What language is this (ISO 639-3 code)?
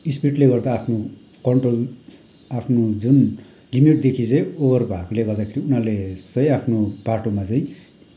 nep